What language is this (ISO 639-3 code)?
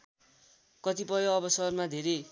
nep